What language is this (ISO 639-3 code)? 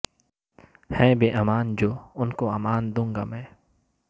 urd